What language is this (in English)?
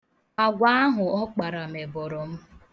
Igbo